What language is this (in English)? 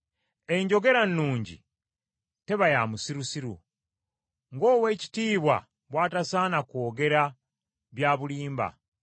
Ganda